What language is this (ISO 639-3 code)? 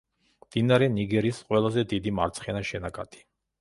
kat